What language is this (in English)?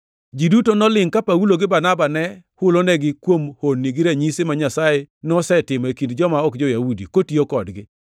Luo (Kenya and Tanzania)